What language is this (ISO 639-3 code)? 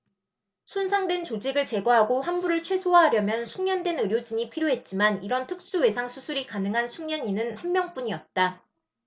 kor